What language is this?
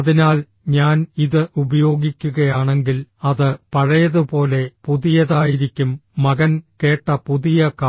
Malayalam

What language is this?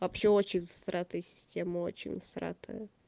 Russian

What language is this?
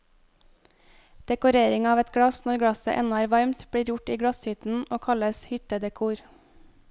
Norwegian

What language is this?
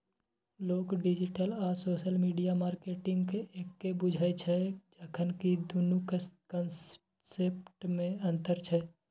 Maithili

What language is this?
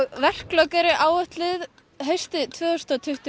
Icelandic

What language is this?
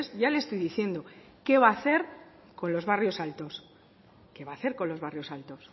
Spanish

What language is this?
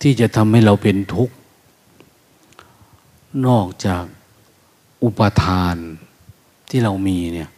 Thai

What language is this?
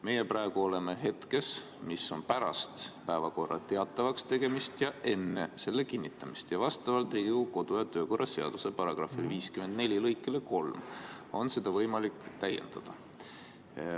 Estonian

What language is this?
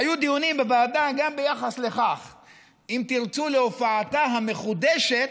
Hebrew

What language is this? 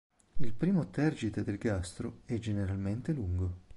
Italian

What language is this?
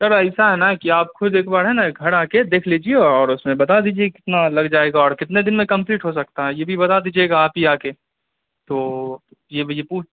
Urdu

